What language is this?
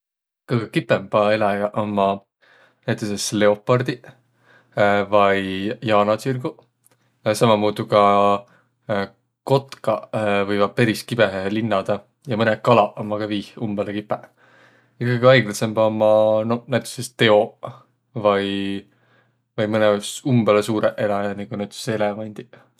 Võro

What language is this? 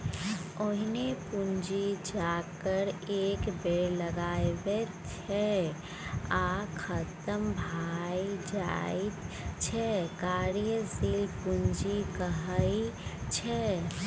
Maithili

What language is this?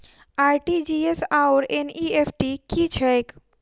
Maithili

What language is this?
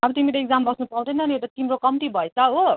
Nepali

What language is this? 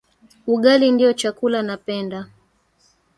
Swahili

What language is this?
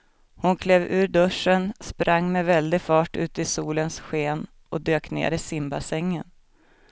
Swedish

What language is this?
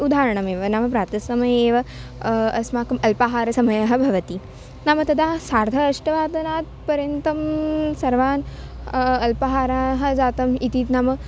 Sanskrit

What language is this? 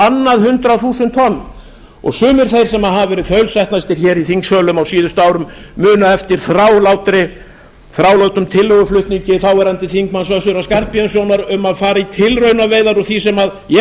Icelandic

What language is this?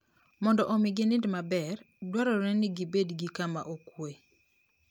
Luo (Kenya and Tanzania)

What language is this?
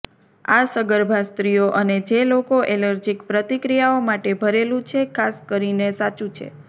Gujarati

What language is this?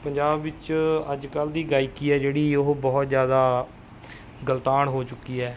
Punjabi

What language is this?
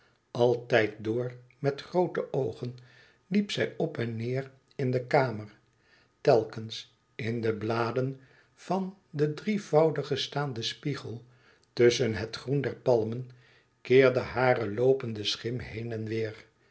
Dutch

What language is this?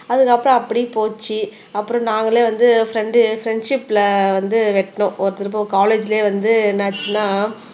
Tamil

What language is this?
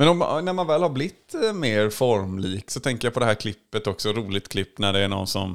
Swedish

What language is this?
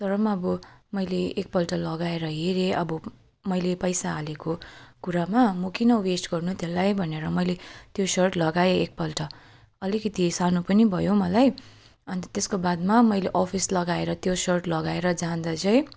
Nepali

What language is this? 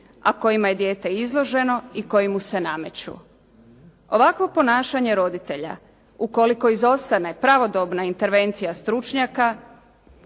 Croatian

